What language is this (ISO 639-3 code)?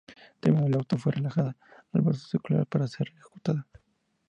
spa